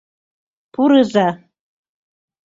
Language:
Mari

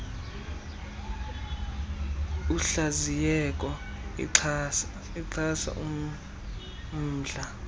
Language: Xhosa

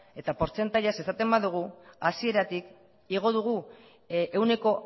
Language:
Basque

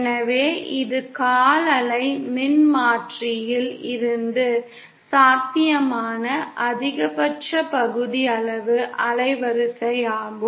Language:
Tamil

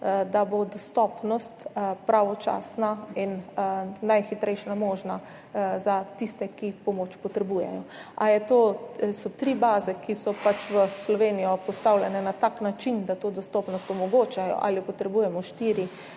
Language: Slovenian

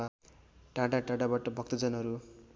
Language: Nepali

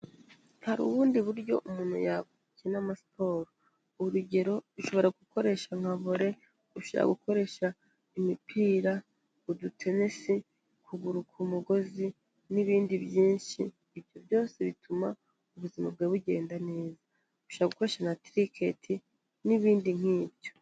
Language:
Kinyarwanda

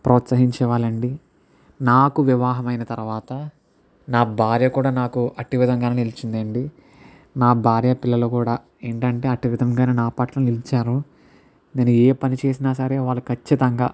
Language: Telugu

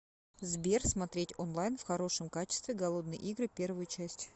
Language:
Russian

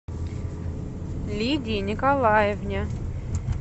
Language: Russian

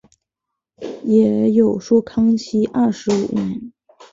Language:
Chinese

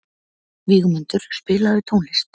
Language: Icelandic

